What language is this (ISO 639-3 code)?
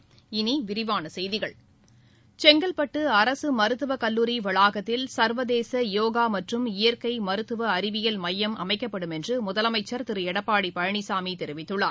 tam